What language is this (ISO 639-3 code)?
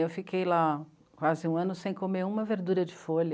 por